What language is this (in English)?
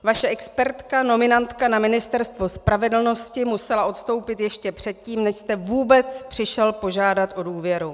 Czech